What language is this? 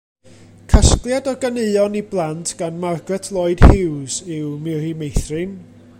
Welsh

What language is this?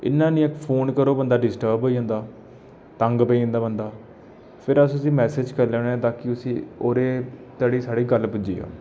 Dogri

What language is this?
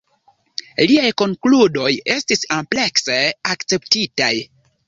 Esperanto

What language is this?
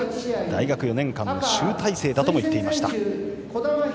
Japanese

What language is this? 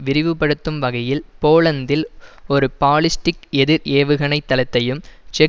Tamil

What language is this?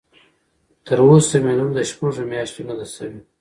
Pashto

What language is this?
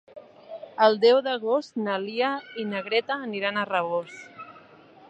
Catalan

